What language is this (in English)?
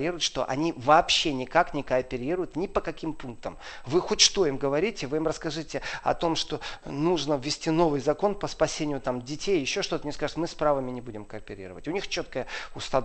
Russian